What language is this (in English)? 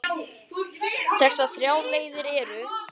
Icelandic